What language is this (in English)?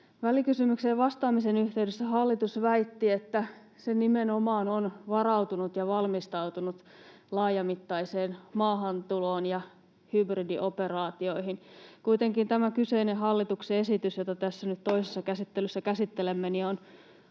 Finnish